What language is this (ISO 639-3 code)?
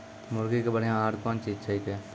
mai